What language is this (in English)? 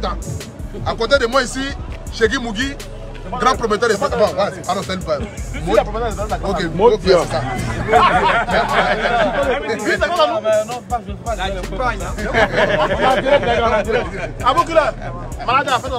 French